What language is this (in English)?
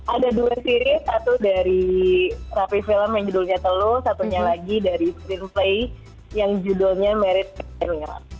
Indonesian